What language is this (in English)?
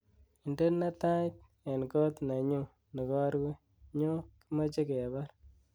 Kalenjin